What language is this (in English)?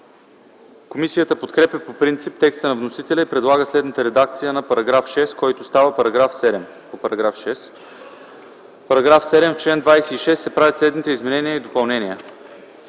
Bulgarian